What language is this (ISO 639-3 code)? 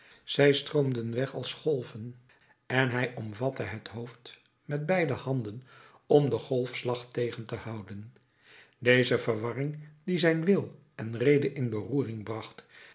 nld